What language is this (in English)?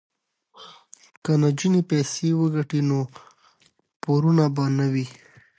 Pashto